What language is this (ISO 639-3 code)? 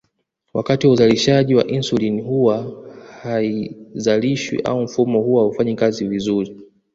swa